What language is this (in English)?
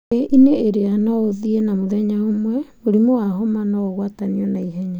Kikuyu